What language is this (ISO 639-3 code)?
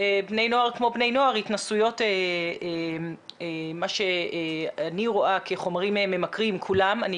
heb